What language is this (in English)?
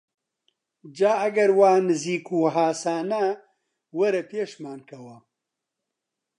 Central Kurdish